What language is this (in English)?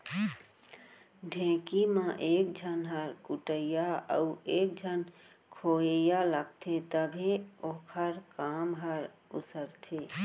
Chhattisgarhi